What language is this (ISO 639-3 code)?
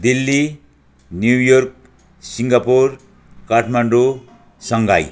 nep